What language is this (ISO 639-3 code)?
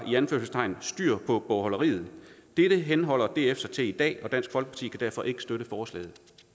dan